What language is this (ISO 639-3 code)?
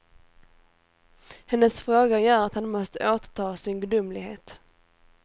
swe